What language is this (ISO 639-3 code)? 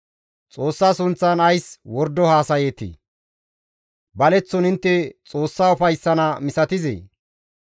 gmv